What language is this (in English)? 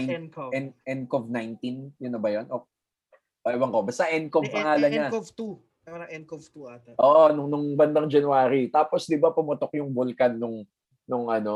Filipino